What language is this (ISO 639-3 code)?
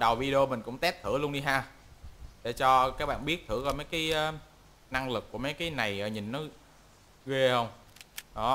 vie